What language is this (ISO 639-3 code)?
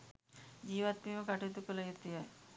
sin